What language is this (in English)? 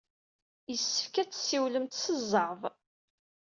Kabyle